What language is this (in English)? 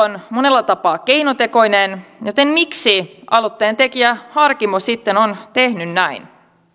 Finnish